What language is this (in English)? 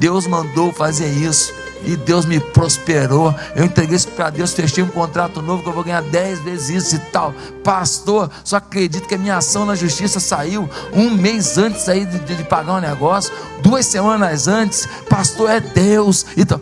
Portuguese